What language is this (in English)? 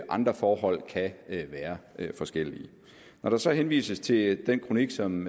Danish